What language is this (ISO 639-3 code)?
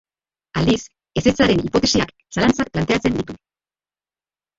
eus